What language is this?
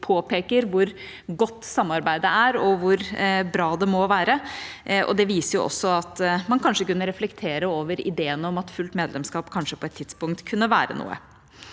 Norwegian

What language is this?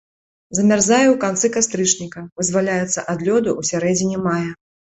Belarusian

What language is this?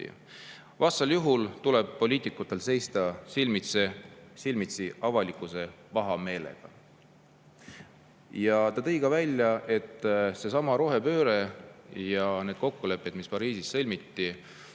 Estonian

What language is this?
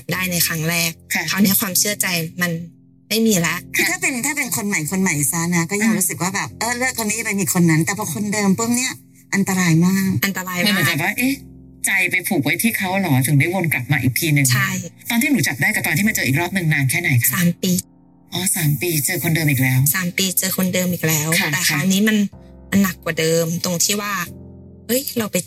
Thai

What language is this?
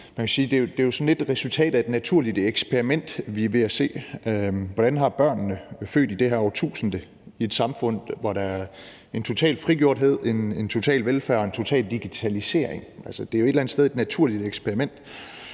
Danish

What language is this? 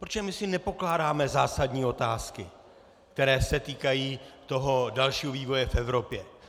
Czech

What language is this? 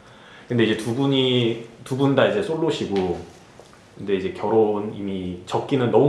Korean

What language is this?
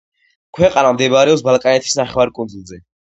Georgian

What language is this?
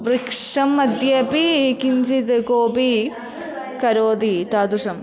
Sanskrit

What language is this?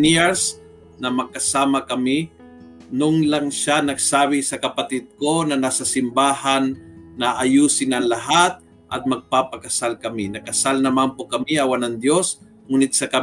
Filipino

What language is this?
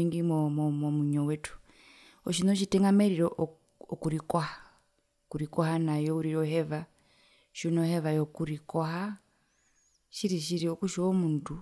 Herero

